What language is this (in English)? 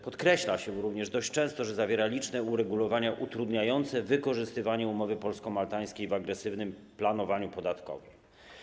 Polish